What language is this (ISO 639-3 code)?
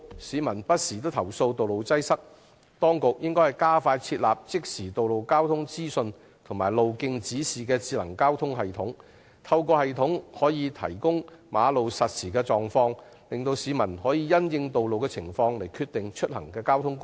yue